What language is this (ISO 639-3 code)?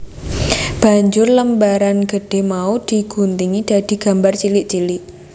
jav